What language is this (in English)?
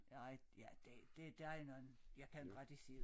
Danish